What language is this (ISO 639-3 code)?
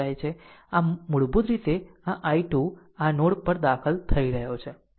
guj